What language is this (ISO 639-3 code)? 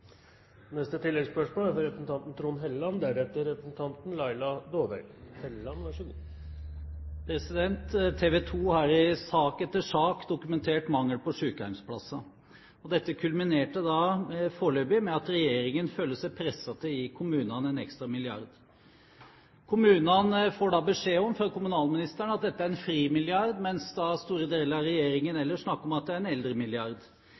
nor